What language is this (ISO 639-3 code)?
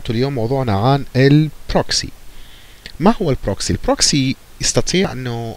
ara